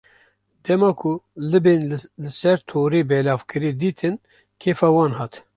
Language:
Kurdish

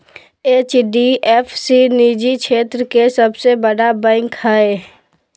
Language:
Magahi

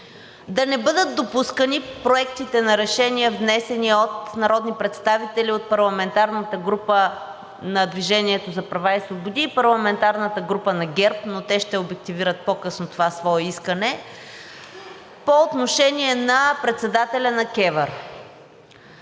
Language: Bulgarian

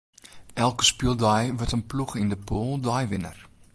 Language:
Western Frisian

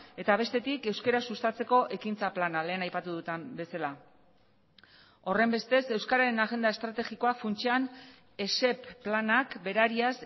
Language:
Basque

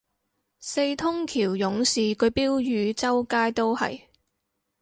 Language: Cantonese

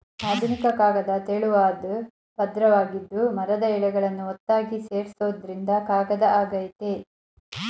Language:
Kannada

